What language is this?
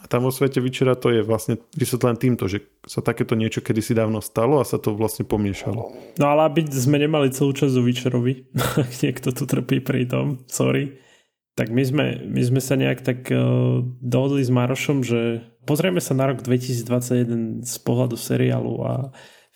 Slovak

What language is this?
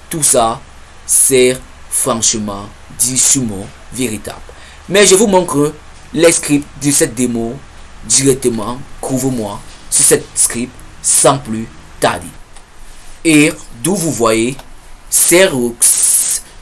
French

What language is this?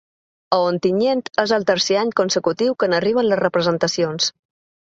Catalan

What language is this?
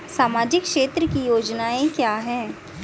Hindi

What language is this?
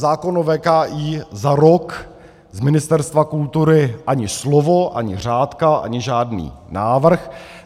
Czech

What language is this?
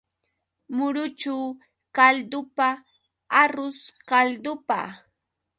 Yauyos Quechua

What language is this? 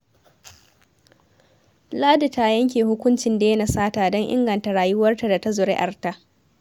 Hausa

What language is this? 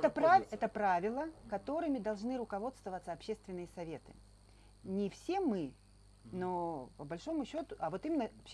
Russian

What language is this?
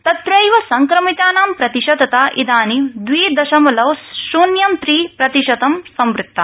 Sanskrit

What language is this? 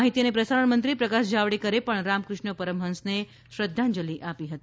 Gujarati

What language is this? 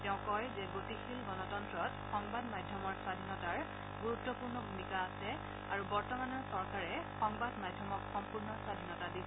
Assamese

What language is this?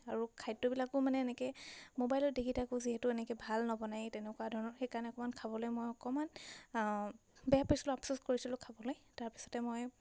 Assamese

